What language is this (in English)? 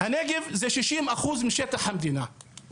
Hebrew